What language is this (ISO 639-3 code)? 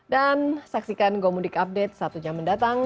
ind